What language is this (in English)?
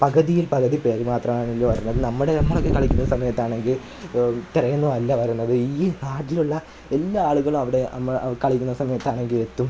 Malayalam